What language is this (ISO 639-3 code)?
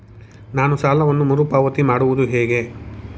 kan